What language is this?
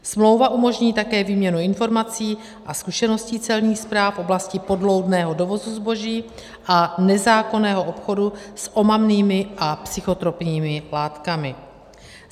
Czech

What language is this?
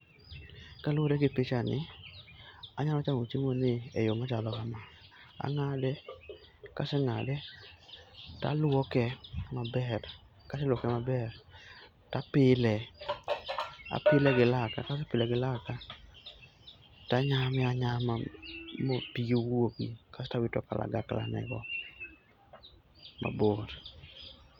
Luo (Kenya and Tanzania)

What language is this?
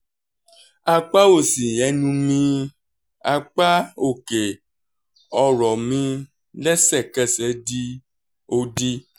Yoruba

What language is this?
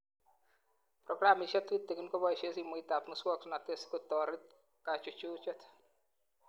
Kalenjin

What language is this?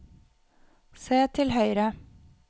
Norwegian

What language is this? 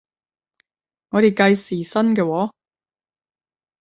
Cantonese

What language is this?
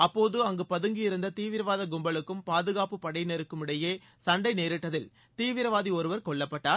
Tamil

